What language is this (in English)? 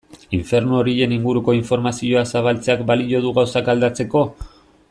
Basque